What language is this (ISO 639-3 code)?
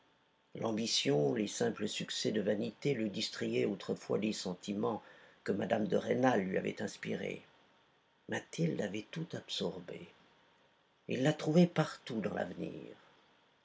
fra